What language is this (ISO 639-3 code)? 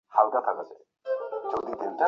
ben